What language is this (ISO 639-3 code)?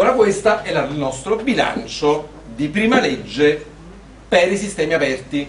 ita